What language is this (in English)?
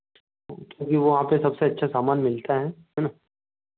Hindi